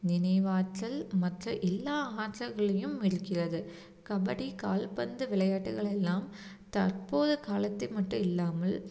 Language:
Tamil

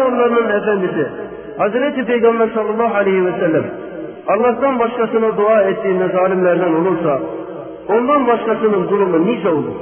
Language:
Turkish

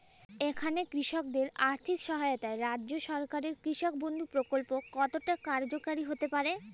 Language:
Bangla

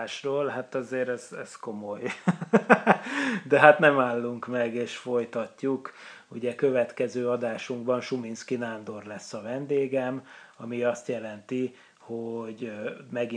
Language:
Hungarian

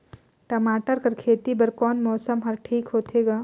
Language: Chhattisgarhi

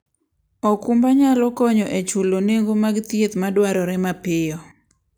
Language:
Luo (Kenya and Tanzania)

